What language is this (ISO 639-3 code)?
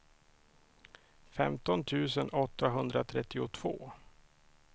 swe